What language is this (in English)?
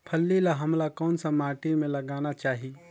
Chhattisgarhi